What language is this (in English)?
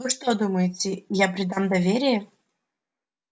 Russian